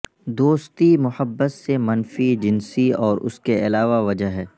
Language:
Urdu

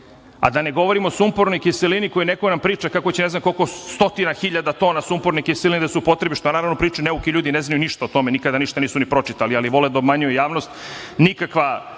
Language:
Serbian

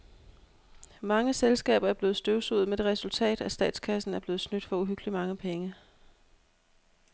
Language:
Danish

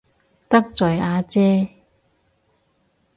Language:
Cantonese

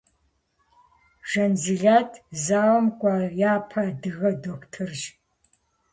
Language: Kabardian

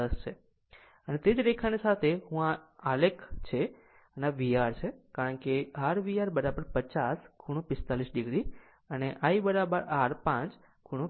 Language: Gujarati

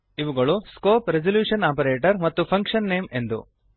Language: Kannada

